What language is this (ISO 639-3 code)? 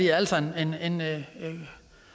dan